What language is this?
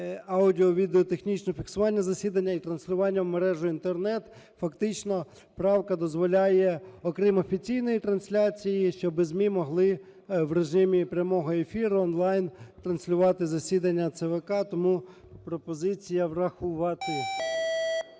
Ukrainian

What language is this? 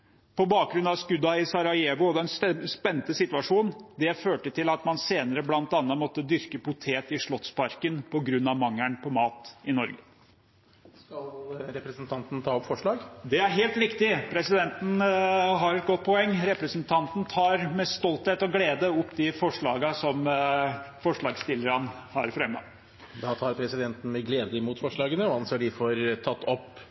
Norwegian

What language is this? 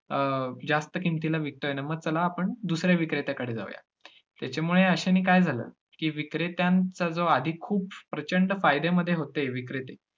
Marathi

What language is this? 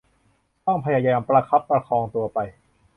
Thai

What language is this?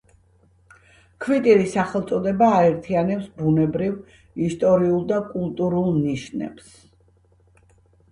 Georgian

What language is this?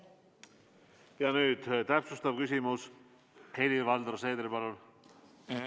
Estonian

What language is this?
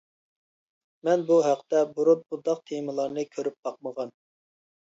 Uyghur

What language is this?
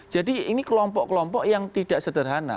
Indonesian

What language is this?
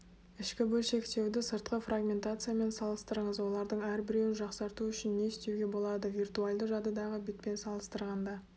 Kazakh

